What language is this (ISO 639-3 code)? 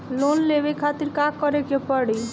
bho